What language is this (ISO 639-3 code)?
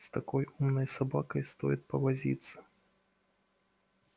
rus